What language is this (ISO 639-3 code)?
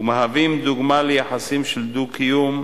heb